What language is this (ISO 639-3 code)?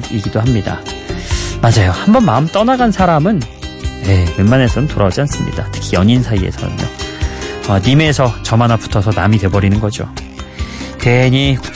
kor